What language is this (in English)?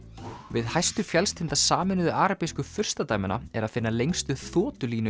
Icelandic